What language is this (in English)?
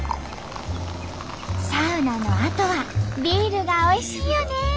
Japanese